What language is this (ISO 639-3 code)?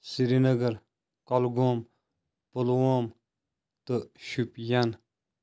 kas